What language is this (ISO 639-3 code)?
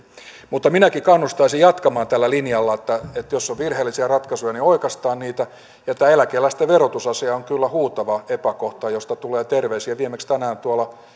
fin